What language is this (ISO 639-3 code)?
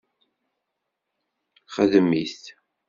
kab